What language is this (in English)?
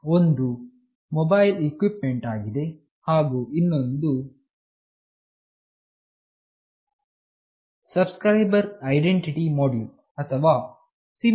Kannada